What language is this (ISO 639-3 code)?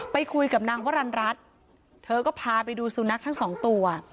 tha